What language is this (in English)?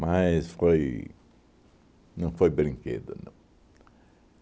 Portuguese